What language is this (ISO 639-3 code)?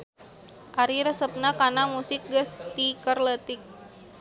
sun